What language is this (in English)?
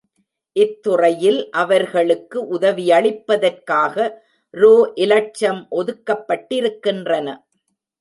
Tamil